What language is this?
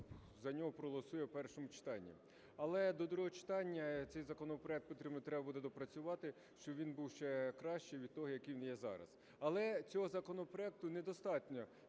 Ukrainian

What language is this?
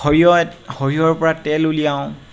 Assamese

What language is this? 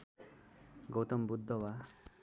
Nepali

